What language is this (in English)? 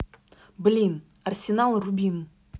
Russian